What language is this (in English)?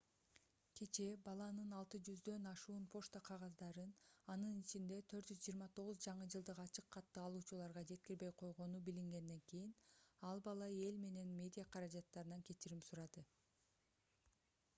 Kyrgyz